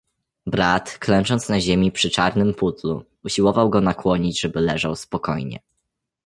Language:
Polish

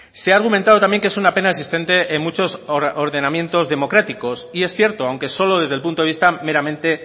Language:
Spanish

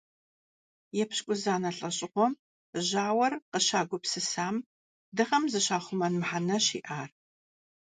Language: Kabardian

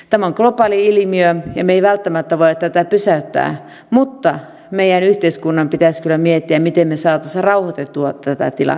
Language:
Finnish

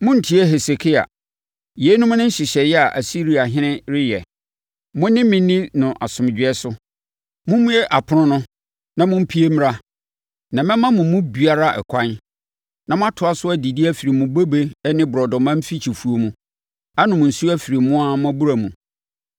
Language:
Akan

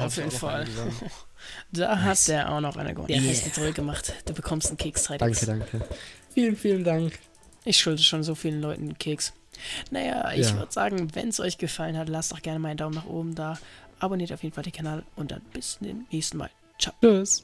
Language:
German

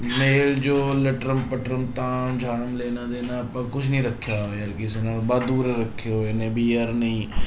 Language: Punjabi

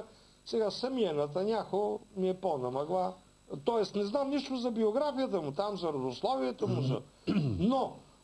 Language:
Bulgarian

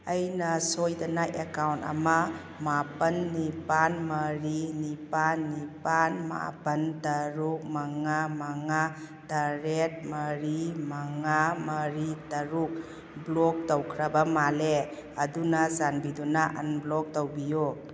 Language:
Manipuri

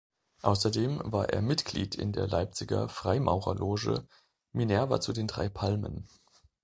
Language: German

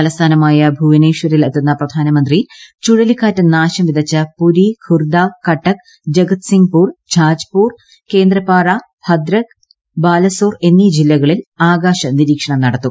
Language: Malayalam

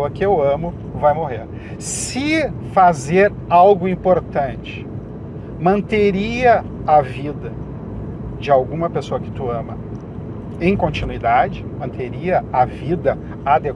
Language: Portuguese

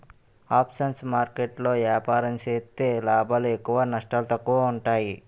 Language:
Telugu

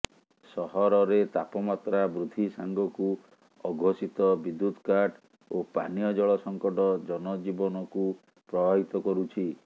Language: Odia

